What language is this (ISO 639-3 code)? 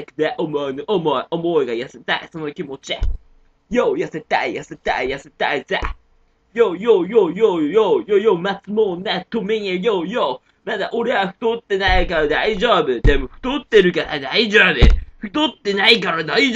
jpn